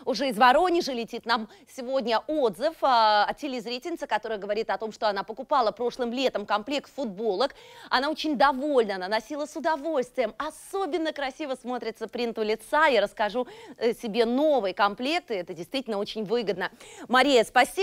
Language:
Russian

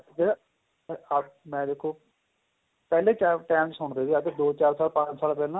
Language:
Punjabi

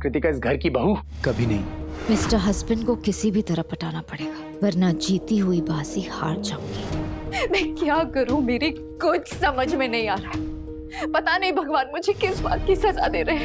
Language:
Hindi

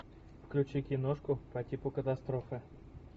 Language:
Russian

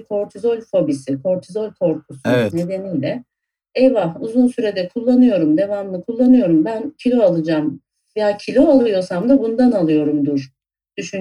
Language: Turkish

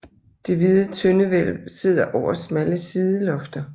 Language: Danish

